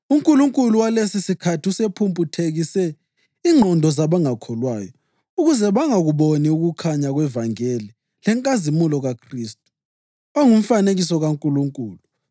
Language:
North Ndebele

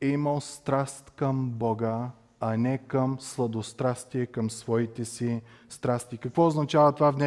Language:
Bulgarian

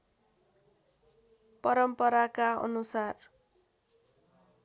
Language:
Nepali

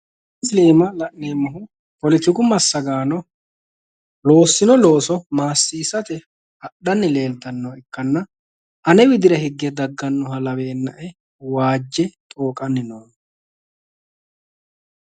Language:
Sidamo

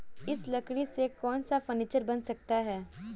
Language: Hindi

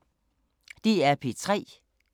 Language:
Danish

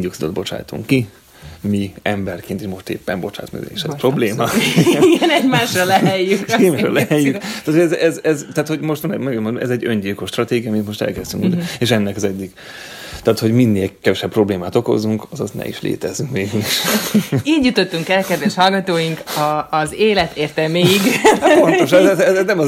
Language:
Hungarian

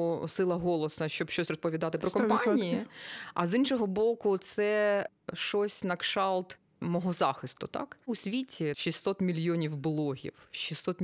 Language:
Ukrainian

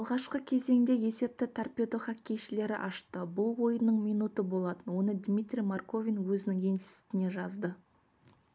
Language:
Kazakh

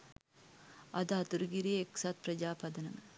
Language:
Sinhala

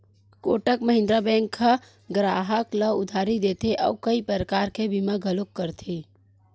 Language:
Chhattisgarhi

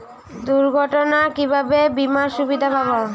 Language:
Bangla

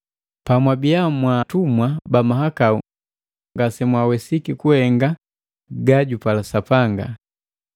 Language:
Matengo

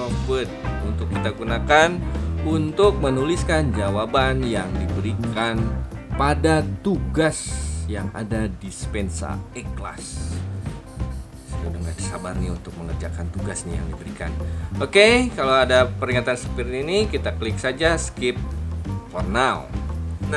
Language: Indonesian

